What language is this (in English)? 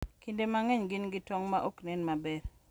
Luo (Kenya and Tanzania)